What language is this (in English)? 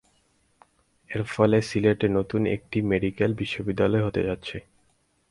Bangla